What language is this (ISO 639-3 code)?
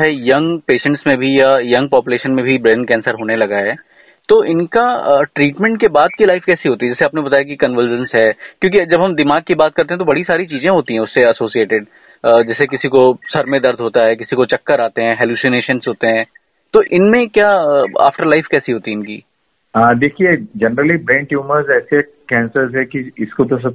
hin